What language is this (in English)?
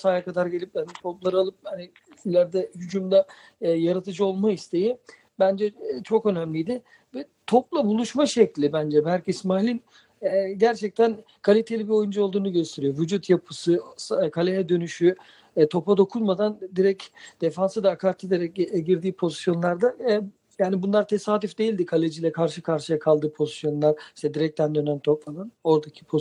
Turkish